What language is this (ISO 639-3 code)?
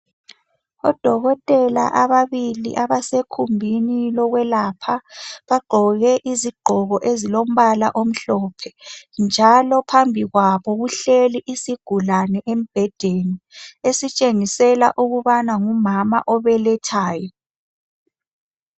nde